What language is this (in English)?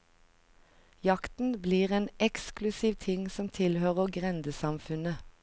Norwegian